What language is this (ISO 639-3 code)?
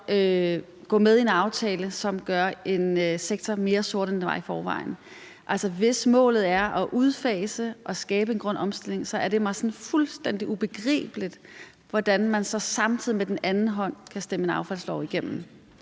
dan